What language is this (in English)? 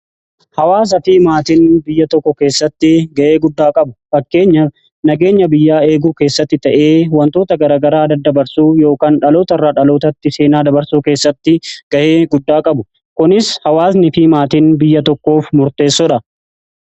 Oromo